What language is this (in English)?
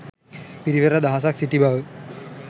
Sinhala